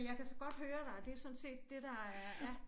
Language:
Danish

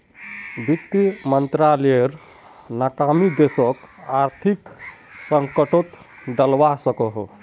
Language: Magahi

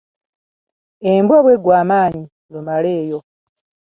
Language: Ganda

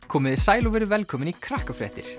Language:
Icelandic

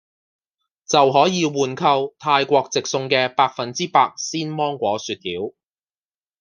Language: Cantonese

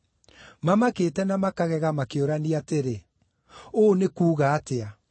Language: Kikuyu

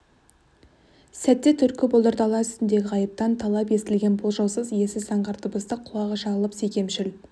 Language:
Kazakh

